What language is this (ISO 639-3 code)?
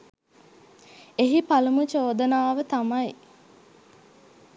sin